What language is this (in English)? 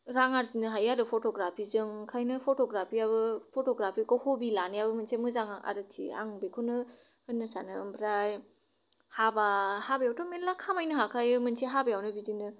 Bodo